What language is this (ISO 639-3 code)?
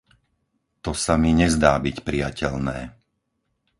slk